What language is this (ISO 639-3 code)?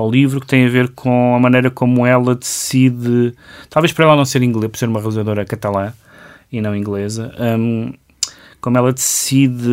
por